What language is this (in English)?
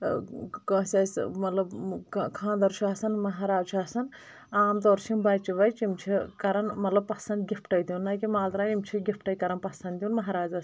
Kashmiri